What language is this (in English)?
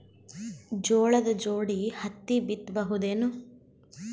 Kannada